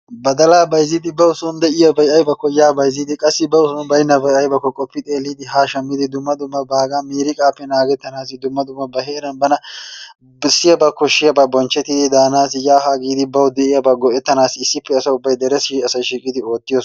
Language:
Wolaytta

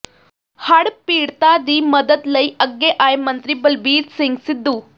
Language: Punjabi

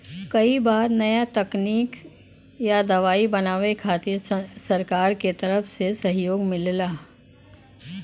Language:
Bhojpuri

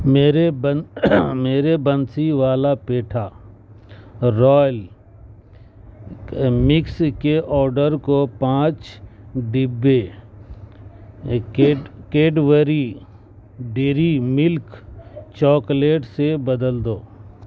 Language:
Urdu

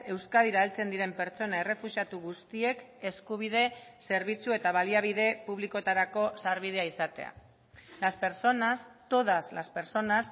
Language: Basque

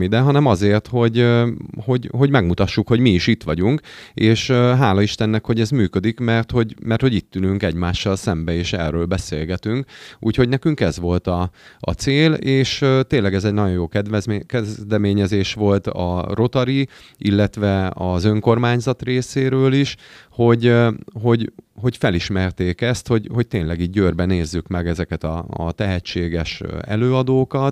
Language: Hungarian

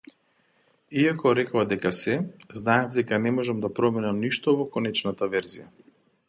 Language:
Macedonian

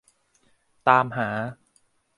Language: Thai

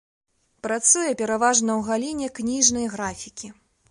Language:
Belarusian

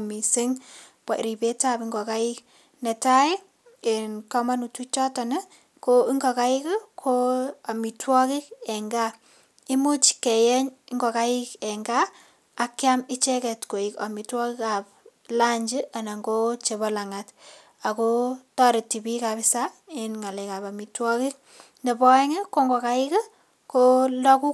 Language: Kalenjin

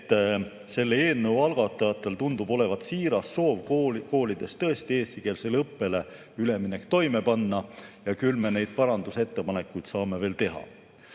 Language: Estonian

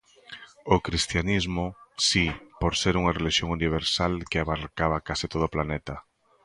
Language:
Galician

